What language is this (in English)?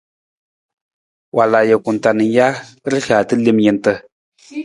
Nawdm